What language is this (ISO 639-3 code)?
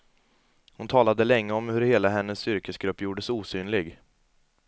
swe